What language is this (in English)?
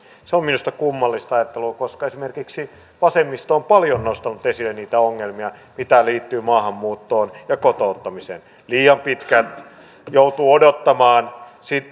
Finnish